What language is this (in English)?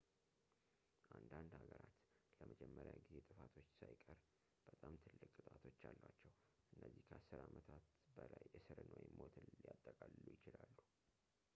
Amharic